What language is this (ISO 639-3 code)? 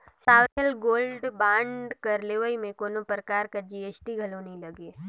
hne